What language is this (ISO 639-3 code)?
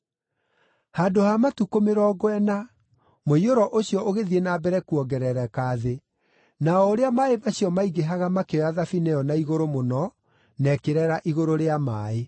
kik